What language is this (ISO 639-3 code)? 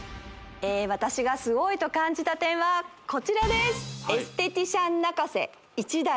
jpn